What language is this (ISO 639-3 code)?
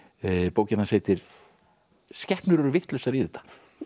isl